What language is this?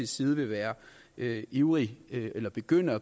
Danish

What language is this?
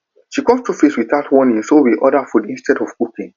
Nigerian Pidgin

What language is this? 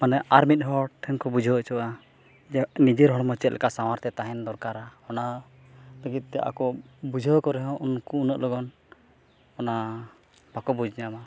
Santali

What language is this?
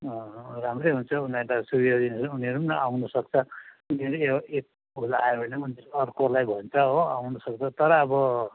Nepali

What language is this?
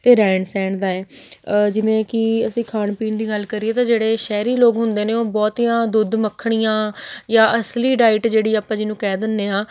Punjabi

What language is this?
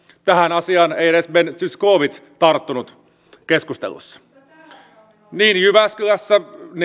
Finnish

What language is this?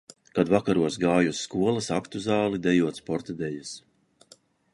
Latvian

